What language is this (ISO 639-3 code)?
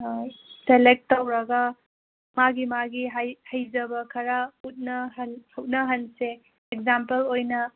mni